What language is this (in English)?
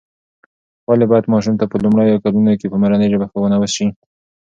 Pashto